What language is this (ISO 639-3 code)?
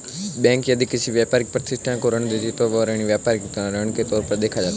hin